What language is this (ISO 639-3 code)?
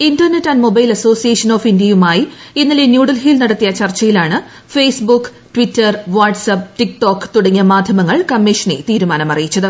mal